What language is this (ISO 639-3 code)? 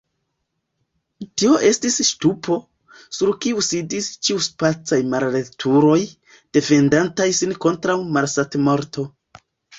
epo